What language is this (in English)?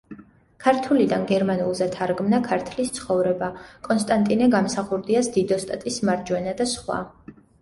Georgian